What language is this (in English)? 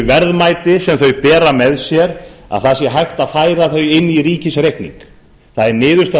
Icelandic